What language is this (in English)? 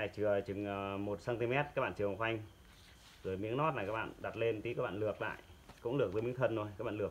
Vietnamese